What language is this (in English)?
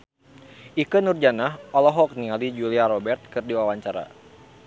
Sundanese